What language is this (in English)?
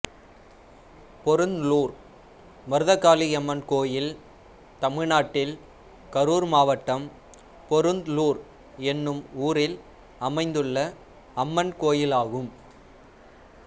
Tamil